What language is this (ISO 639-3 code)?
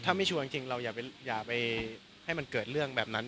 tha